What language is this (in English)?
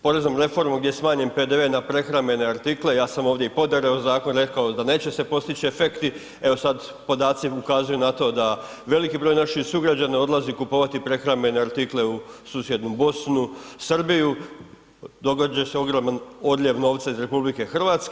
Croatian